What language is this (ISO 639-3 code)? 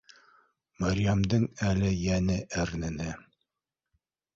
bak